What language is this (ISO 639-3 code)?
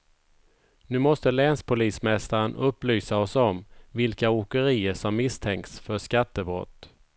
swe